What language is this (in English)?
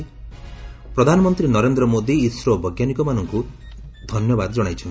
Odia